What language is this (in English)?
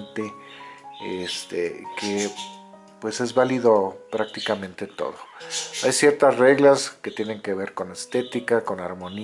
Spanish